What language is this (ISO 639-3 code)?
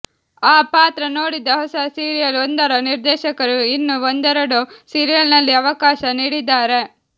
kan